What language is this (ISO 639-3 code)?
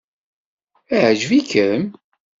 kab